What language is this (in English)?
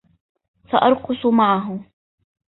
Arabic